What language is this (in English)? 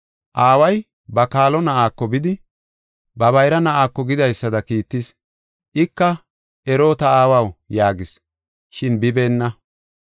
Gofa